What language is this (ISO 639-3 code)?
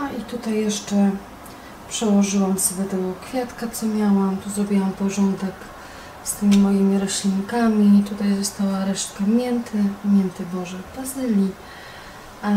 pol